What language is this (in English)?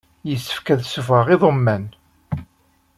Kabyle